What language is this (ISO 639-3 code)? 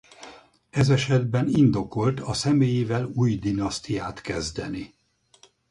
hun